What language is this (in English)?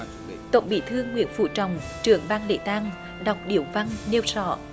Vietnamese